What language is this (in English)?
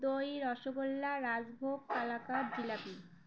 Bangla